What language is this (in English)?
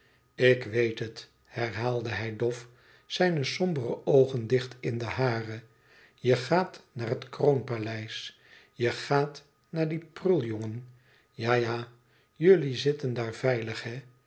Dutch